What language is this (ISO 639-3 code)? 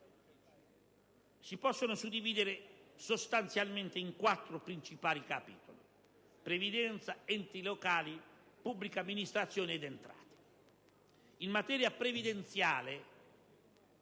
ita